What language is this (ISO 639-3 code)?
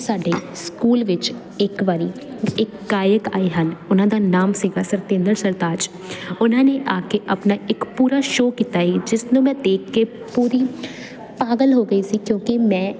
pan